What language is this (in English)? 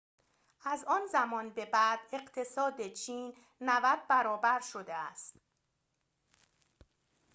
Persian